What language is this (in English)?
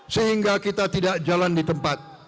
Indonesian